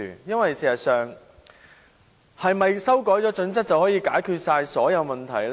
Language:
Cantonese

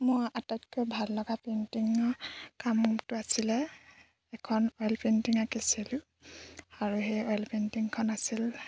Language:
Assamese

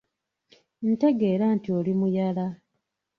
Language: Ganda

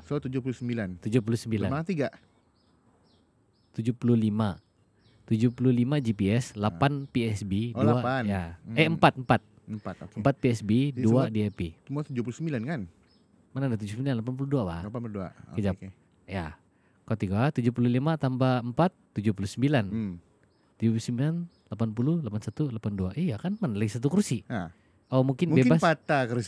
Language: Malay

